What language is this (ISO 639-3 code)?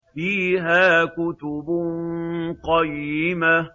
ara